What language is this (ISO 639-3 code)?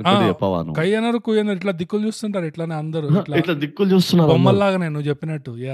tel